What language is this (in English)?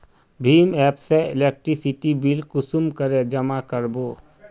Magahi